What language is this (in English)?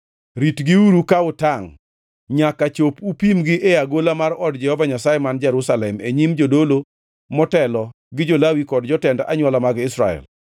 Luo (Kenya and Tanzania)